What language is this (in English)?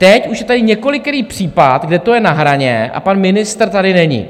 Czech